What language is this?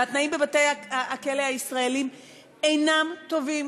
Hebrew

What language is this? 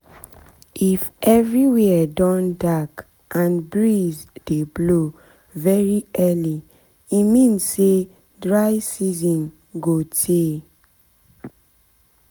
Nigerian Pidgin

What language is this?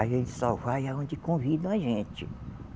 Portuguese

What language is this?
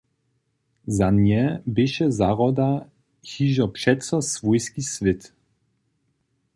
Upper Sorbian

